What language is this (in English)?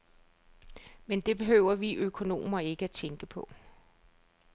Danish